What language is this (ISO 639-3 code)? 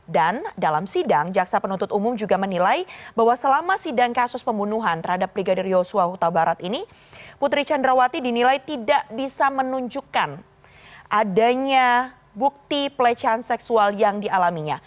ind